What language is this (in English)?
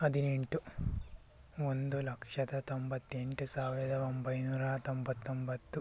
Kannada